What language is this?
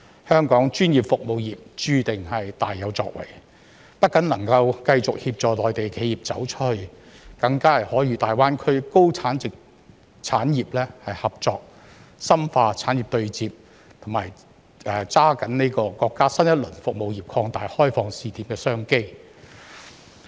Cantonese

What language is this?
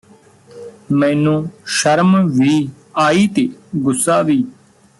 Punjabi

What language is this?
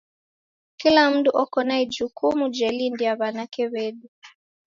Taita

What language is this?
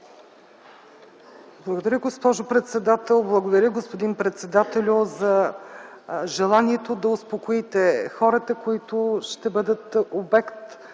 Bulgarian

